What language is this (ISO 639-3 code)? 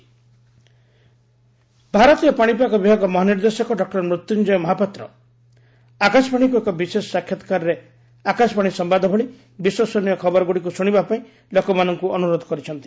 ori